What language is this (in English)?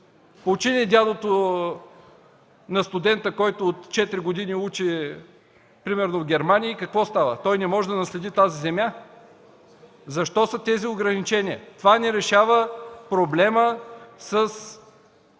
Bulgarian